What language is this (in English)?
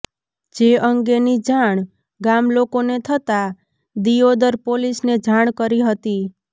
Gujarati